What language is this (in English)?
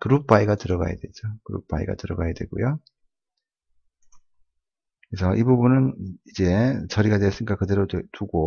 Korean